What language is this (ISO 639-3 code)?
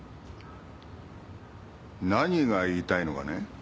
jpn